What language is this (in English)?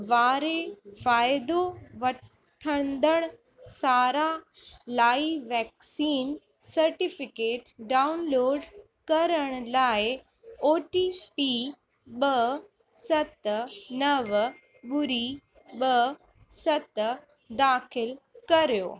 Sindhi